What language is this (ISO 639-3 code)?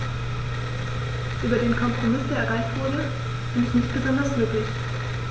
deu